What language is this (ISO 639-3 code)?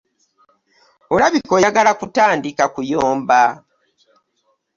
lug